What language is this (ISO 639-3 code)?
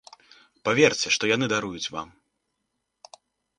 bel